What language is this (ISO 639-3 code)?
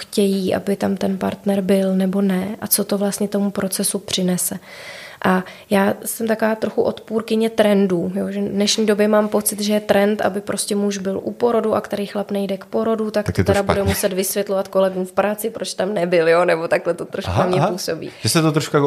ces